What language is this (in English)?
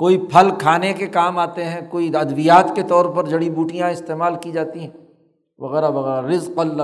Urdu